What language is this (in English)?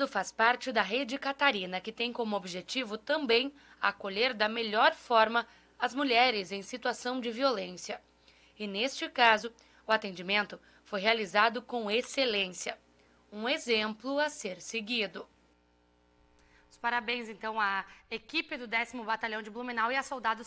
Portuguese